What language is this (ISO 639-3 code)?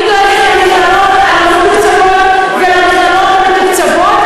heb